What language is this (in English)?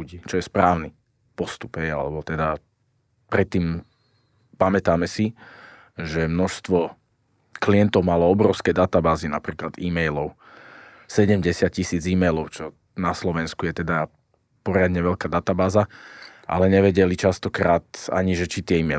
Slovak